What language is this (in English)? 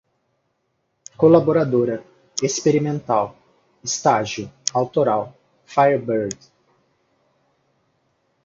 Portuguese